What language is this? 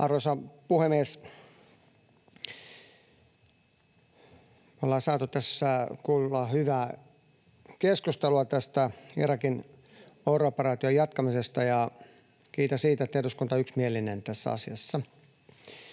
Finnish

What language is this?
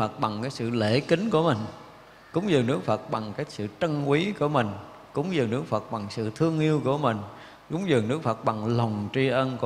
Vietnamese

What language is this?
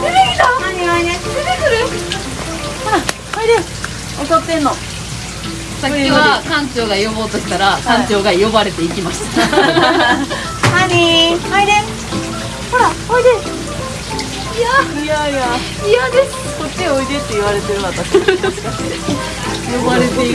Japanese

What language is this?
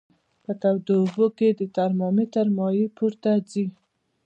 Pashto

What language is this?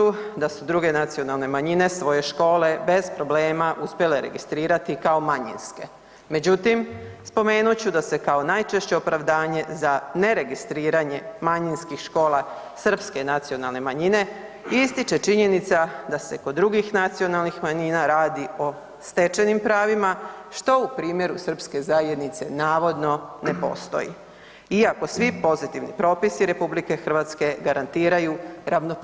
Croatian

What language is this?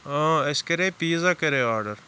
Kashmiri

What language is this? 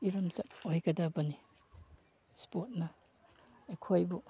Manipuri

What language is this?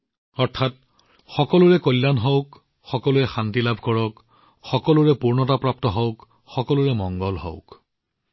Assamese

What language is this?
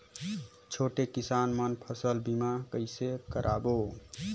Chhattisgarhi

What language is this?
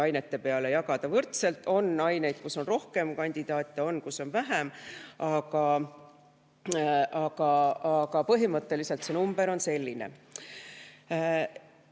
Estonian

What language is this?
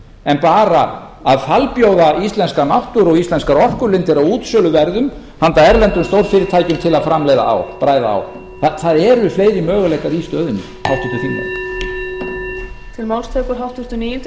Icelandic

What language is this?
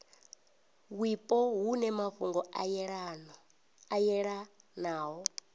Venda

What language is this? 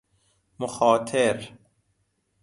Persian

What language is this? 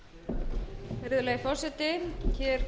Icelandic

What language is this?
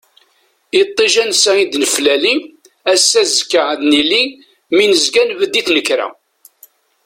Kabyle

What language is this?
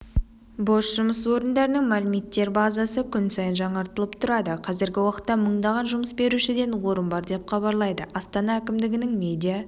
Kazakh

